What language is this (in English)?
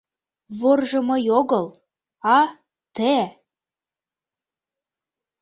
Mari